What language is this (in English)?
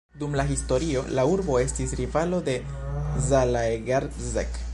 Esperanto